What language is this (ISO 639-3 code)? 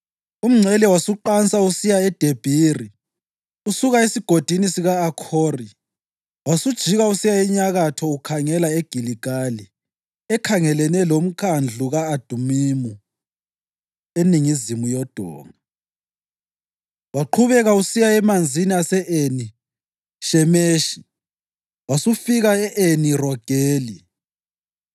nde